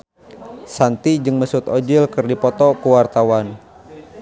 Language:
Sundanese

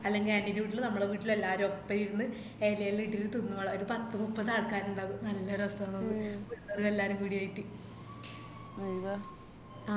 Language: Malayalam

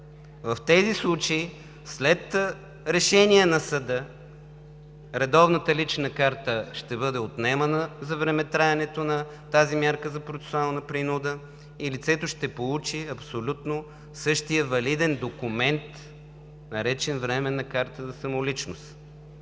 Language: Bulgarian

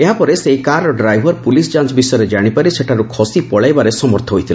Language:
Odia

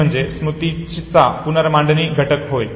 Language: Marathi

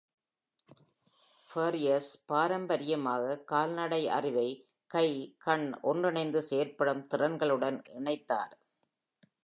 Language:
Tamil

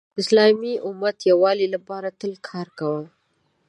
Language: Pashto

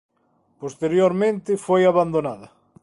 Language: Galician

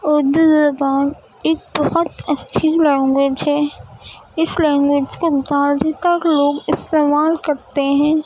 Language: Urdu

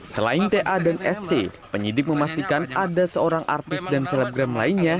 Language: Indonesian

